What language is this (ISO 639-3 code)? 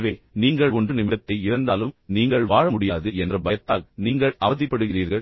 tam